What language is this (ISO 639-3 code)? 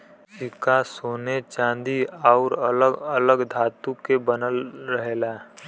bho